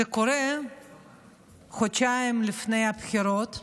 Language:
Hebrew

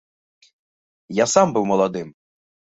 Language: Belarusian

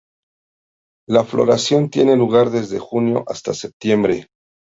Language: Spanish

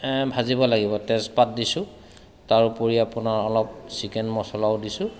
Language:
Assamese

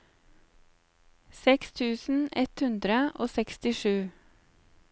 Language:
Norwegian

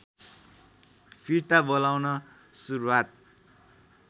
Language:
Nepali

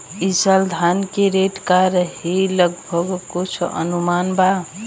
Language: Bhojpuri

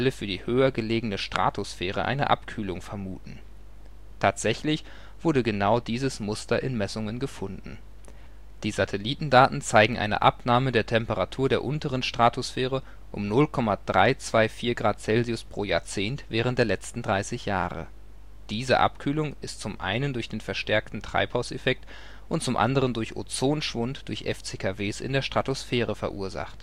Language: German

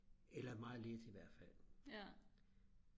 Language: Danish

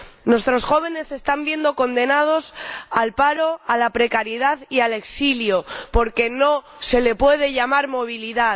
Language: Spanish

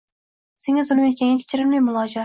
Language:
Uzbek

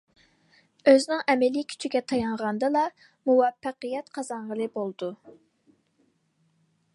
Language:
Uyghur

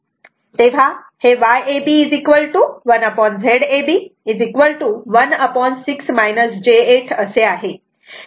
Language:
Marathi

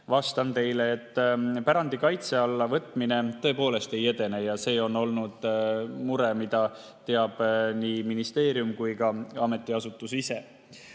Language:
Estonian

